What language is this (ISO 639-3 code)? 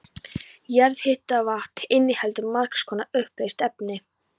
isl